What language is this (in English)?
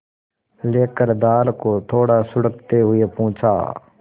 Hindi